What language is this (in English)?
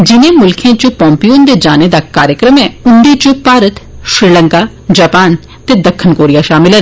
Dogri